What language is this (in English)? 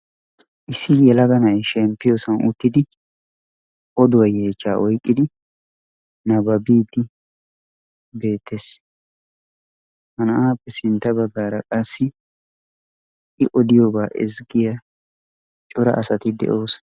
Wolaytta